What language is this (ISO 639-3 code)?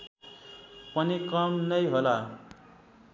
nep